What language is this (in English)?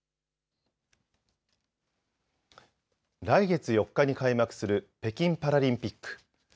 Japanese